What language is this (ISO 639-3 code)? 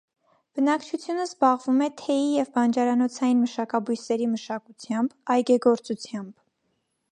hye